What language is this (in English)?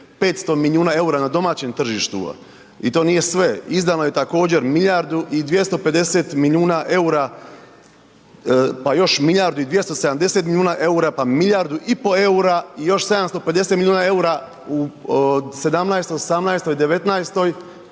Croatian